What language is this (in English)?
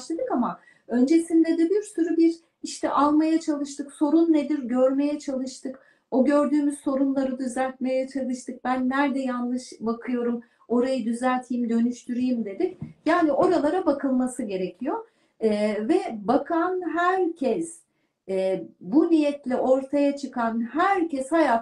Turkish